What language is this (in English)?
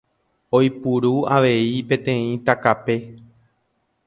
Guarani